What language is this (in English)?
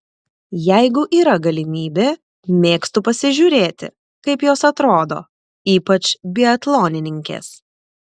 Lithuanian